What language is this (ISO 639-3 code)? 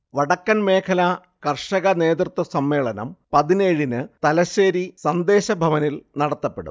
mal